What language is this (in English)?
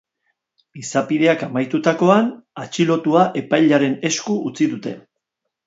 Basque